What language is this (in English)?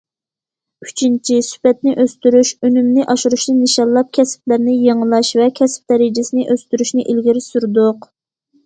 Uyghur